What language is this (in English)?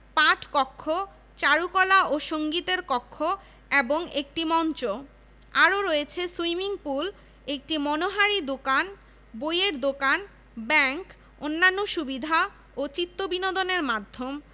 Bangla